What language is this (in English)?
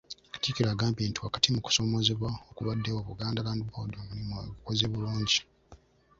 Ganda